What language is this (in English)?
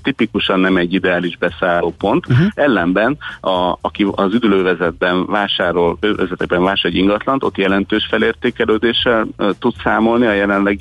Hungarian